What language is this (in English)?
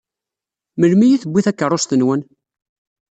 Kabyle